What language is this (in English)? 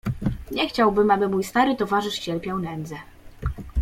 Polish